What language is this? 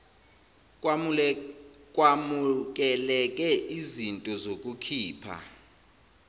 Zulu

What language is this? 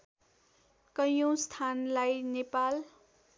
Nepali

